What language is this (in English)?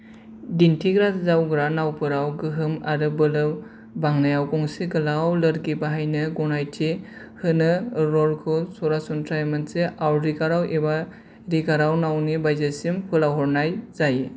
Bodo